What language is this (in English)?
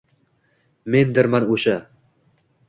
Uzbek